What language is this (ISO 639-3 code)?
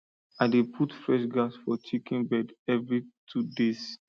pcm